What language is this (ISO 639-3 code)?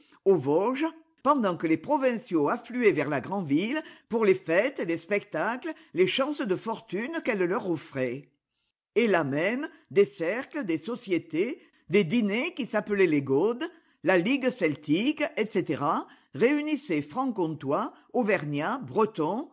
fra